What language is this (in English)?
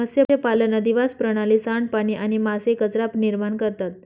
Marathi